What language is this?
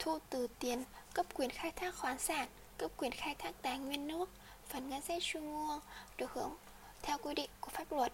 Vietnamese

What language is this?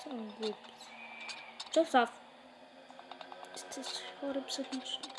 Polish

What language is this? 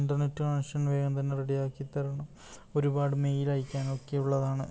Malayalam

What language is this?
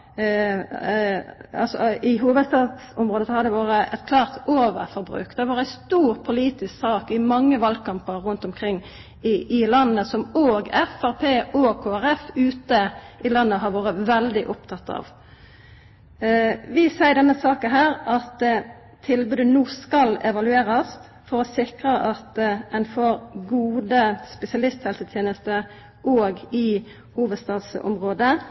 Norwegian Nynorsk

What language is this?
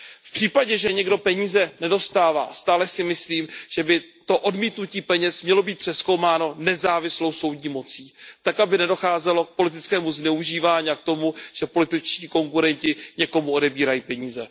Czech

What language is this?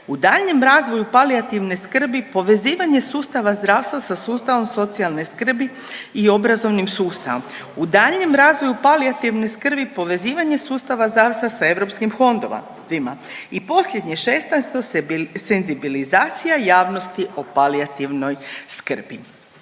Croatian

